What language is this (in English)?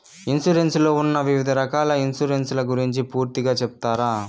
Telugu